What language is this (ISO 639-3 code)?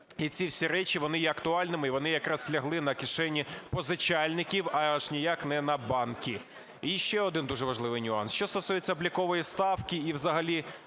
ukr